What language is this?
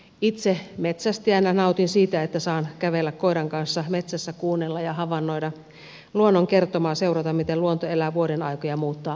Finnish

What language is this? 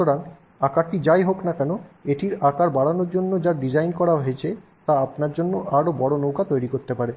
Bangla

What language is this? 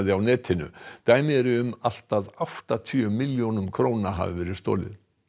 Icelandic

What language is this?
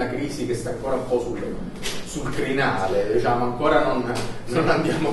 Italian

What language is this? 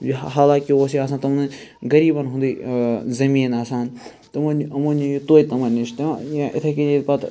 Kashmiri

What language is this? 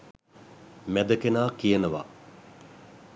Sinhala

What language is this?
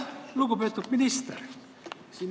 Estonian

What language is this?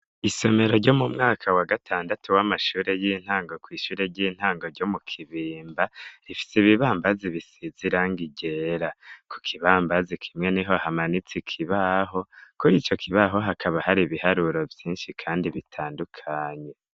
Rundi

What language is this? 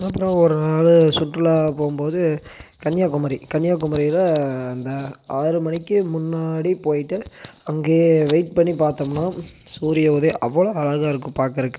Tamil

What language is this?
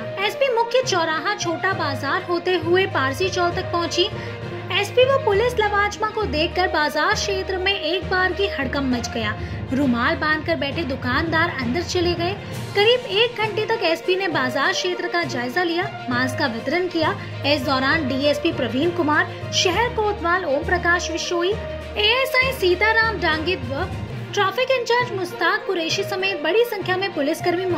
Hindi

